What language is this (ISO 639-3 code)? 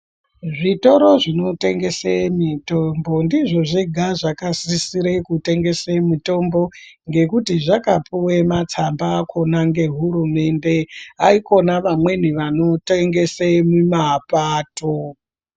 ndc